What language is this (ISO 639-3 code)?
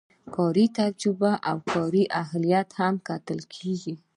pus